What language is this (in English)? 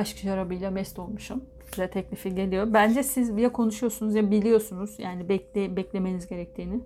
Turkish